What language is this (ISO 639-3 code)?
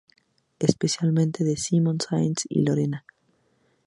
spa